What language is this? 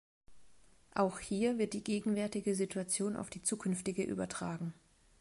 German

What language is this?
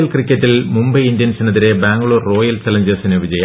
Malayalam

